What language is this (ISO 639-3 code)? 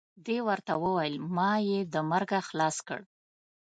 pus